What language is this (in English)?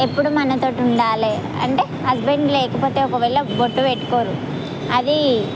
Telugu